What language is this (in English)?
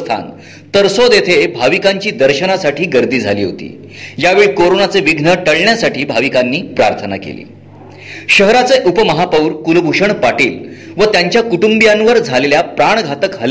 Marathi